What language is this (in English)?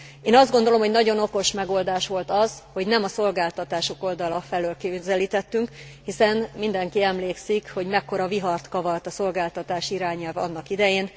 Hungarian